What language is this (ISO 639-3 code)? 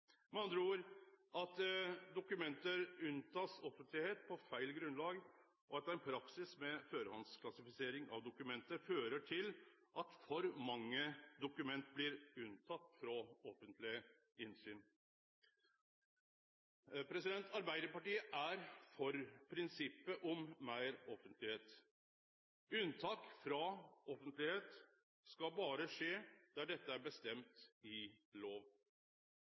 nno